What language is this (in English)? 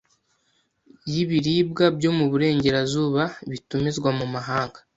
Kinyarwanda